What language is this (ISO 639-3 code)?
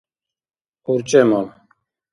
dar